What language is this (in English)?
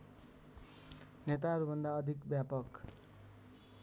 Nepali